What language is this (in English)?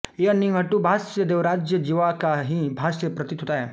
Hindi